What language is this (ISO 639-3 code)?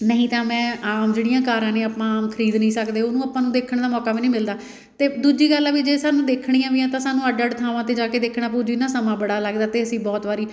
pan